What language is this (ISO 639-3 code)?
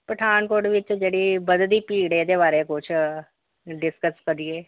pan